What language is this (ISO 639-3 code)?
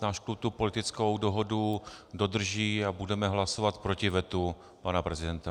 ces